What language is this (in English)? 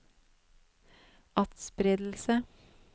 Norwegian